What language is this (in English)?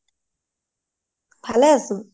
Assamese